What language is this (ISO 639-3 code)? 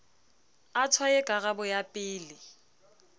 sot